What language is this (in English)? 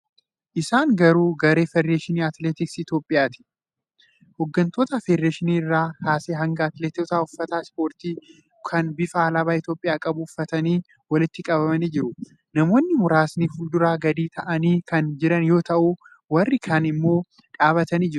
Oromo